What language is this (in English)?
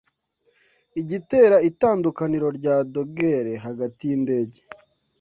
Kinyarwanda